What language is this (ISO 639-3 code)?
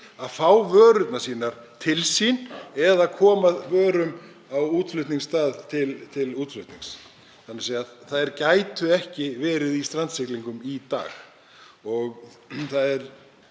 isl